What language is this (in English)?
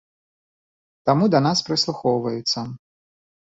Belarusian